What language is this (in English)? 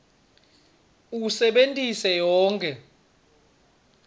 Swati